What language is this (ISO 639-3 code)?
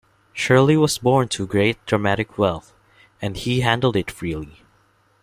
eng